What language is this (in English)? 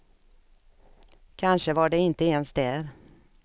Swedish